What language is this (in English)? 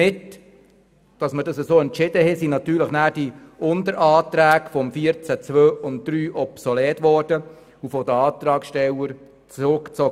Swiss German